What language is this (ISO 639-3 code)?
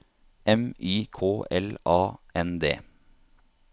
nor